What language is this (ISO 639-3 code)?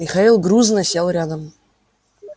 rus